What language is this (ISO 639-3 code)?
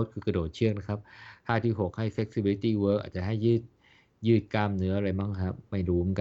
tha